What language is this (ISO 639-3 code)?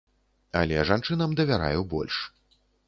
bel